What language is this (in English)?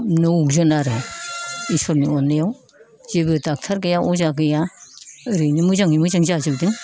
Bodo